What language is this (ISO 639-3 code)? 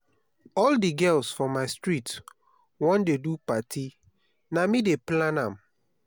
pcm